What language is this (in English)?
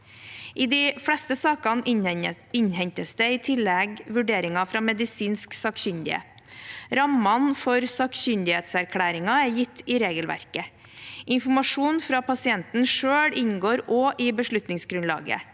Norwegian